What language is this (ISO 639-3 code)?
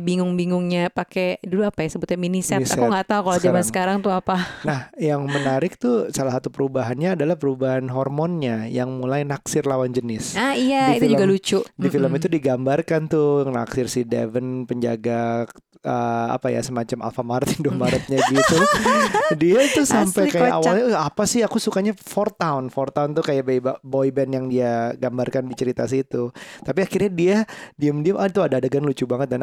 ind